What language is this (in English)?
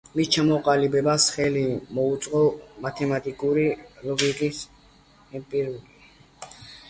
Georgian